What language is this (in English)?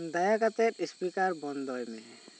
Santali